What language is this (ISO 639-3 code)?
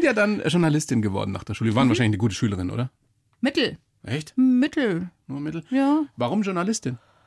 deu